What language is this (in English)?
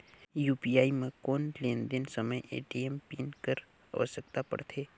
Chhattisgarhi